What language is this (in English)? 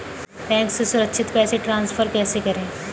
Hindi